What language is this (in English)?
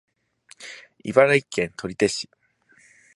Japanese